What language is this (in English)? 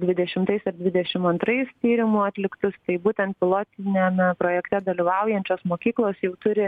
Lithuanian